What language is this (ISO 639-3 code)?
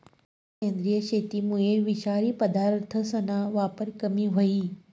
mar